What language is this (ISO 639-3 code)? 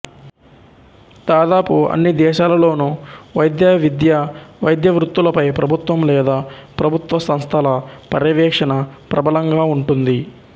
tel